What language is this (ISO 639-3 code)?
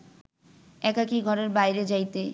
ben